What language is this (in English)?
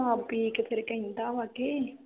Punjabi